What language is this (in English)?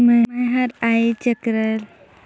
Chhattisgarhi